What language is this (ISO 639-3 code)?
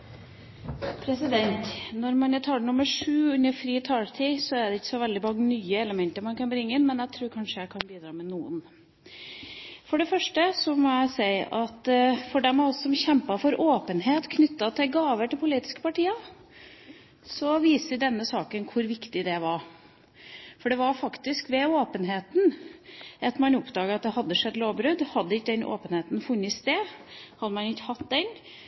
nob